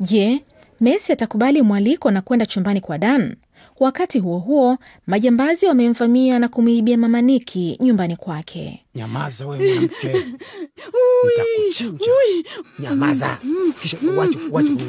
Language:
Swahili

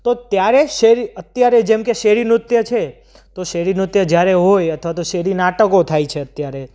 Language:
Gujarati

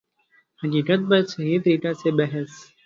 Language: Urdu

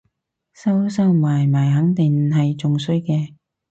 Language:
Cantonese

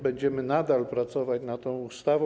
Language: Polish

